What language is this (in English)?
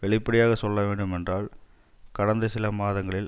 Tamil